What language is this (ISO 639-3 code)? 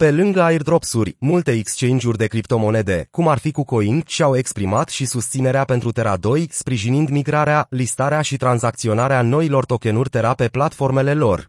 ron